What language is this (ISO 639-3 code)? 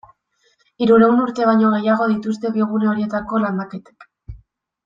eus